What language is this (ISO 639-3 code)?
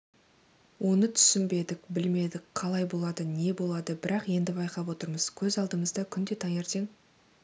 kaz